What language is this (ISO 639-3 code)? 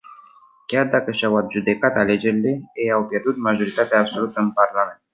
ron